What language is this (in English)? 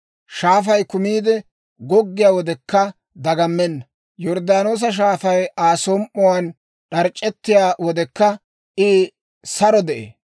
Dawro